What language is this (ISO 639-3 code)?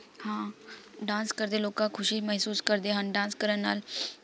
pan